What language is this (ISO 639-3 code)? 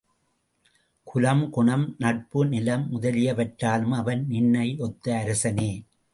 tam